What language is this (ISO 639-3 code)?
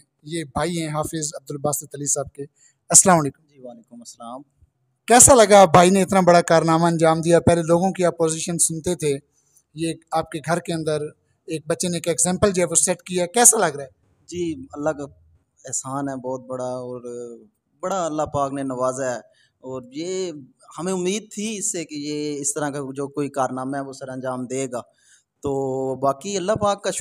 hin